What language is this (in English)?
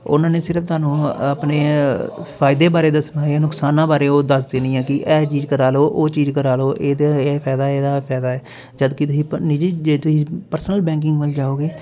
Punjabi